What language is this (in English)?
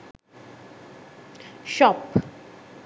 Sinhala